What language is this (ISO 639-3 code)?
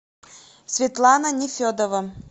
rus